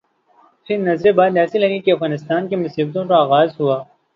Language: Urdu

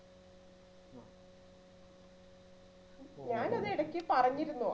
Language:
Malayalam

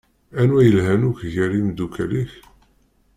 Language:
Kabyle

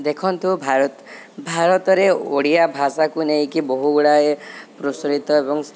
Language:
Odia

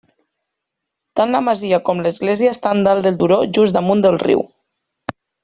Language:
Catalan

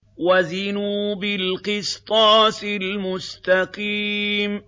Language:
Arabic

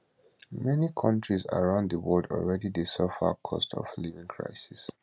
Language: Nigerian Pidgin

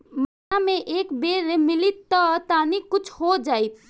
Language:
Bhojpuri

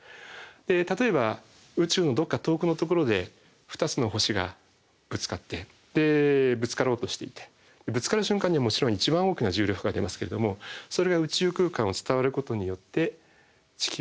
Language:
Japanese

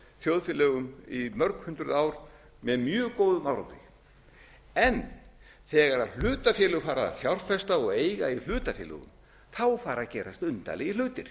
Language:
Icelandic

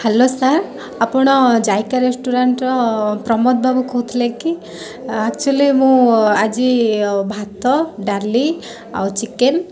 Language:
Odia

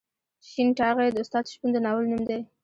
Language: Pashto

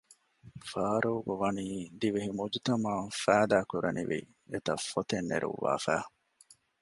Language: Divehi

